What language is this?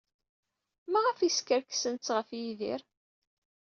Kabyle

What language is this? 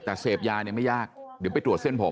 Thai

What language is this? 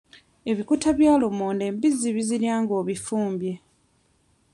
Ganda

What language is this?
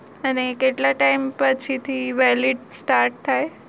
Gujarati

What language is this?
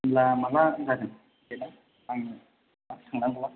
Bodo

